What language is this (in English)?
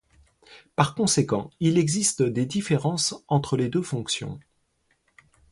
French